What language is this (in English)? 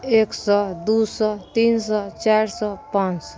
Maithili